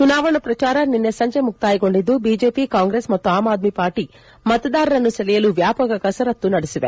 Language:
Kannada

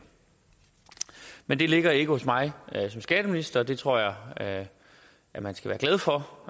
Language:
Danish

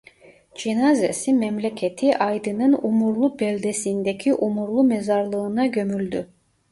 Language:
Turkish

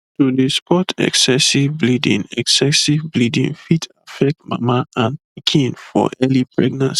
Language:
Nigerian Pidgin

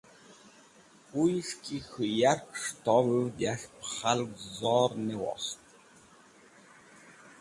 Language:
Wakhi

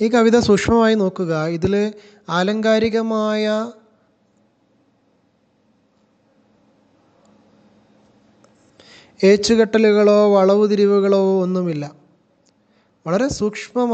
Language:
Hindi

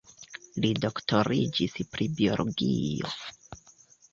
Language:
Esperanto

